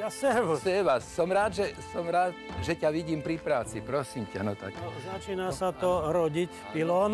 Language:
Slovak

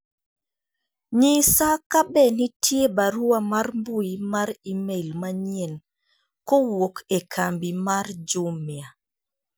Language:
Luo (Kenya and Tanzania)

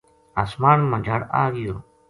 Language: Gujari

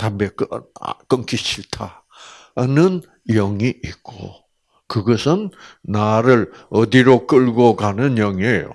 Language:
Korean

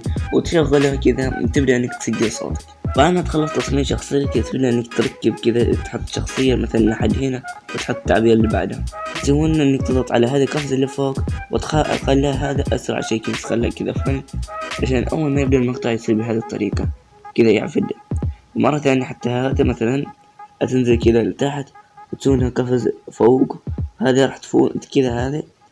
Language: Arabic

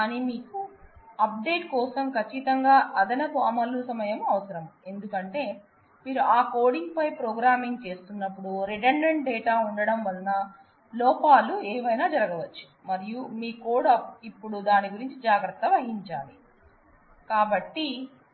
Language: Telugu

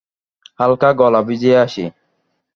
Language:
Bangla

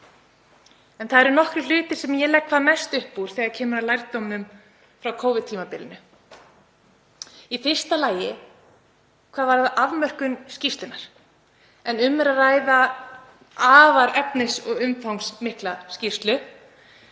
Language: Icelandic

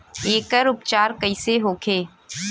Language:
Bhojpuri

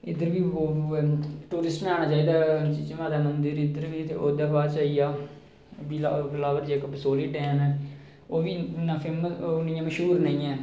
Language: Dogri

